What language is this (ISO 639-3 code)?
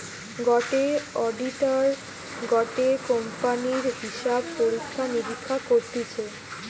ben